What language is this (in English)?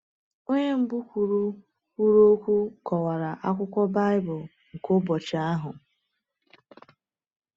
Igbo